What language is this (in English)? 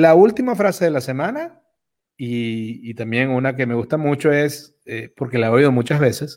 Spanish